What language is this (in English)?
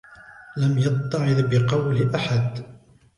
Arabic